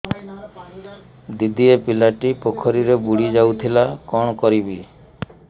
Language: Odia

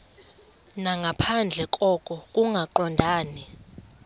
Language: Xhosa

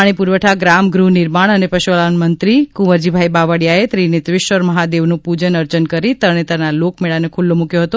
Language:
Gujarati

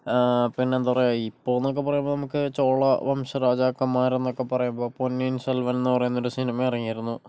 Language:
Malayalam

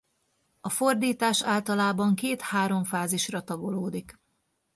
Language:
Hungarian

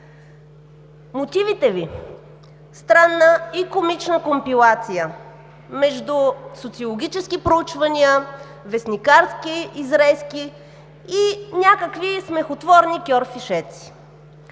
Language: Bulgarian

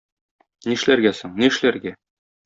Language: Tatar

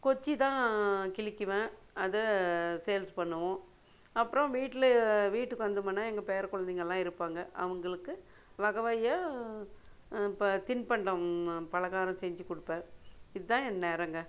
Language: Tamil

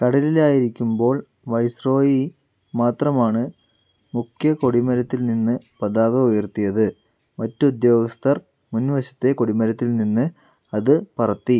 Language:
Malayalam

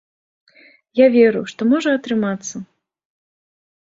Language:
Belarusian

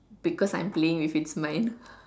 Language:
English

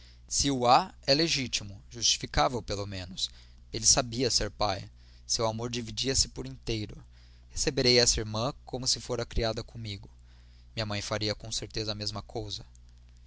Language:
Portuguese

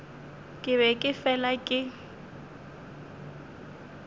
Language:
Northern Sotho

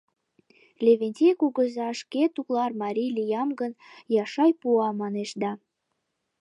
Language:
Mari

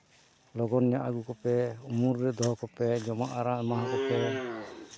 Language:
Santali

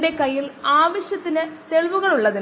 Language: Malayalam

